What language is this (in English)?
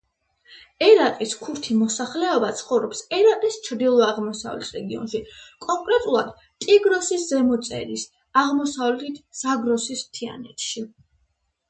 Georgian